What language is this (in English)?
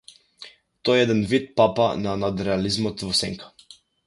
Macedonian